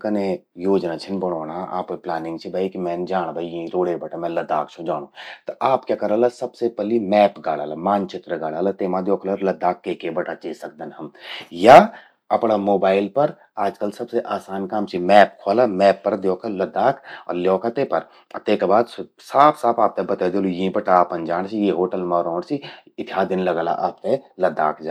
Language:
Garhwali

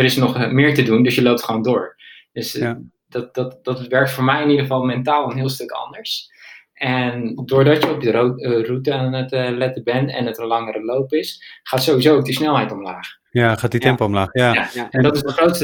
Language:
Dutch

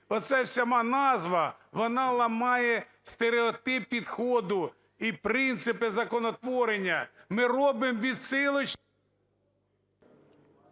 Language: Ukrainian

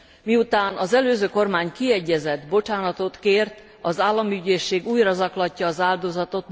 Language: Hungarian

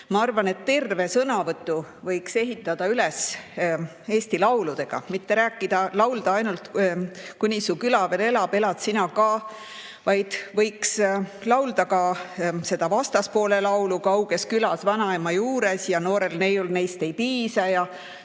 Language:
Estonian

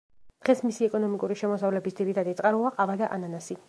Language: Georgian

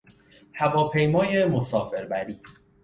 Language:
Persian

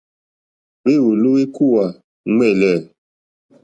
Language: Mokpwe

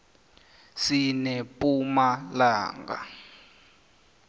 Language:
South Ndebele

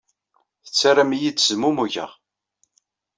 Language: Kabyle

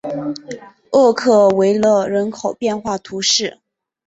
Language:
Chinese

